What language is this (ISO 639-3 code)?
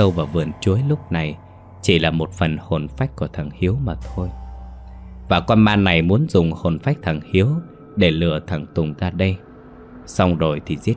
vie